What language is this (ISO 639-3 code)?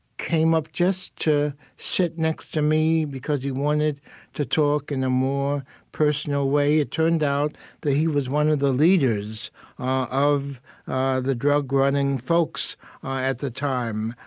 eng